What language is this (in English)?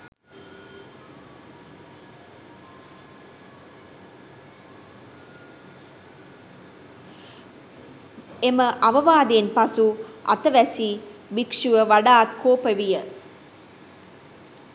Sinhala